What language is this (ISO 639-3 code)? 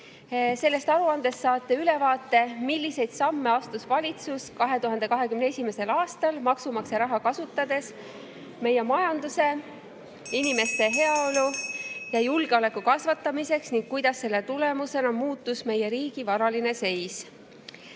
est